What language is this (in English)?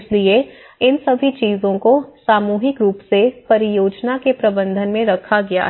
Hindi